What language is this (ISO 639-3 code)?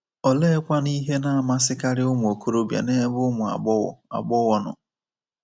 ibo